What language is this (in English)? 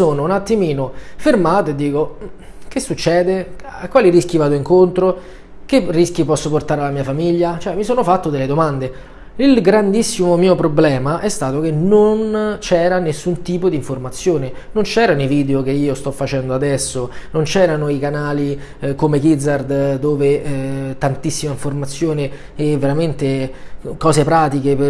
Italian